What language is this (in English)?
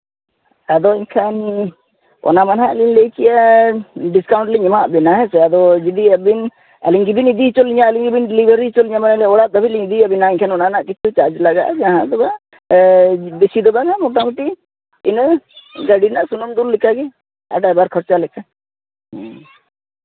Santali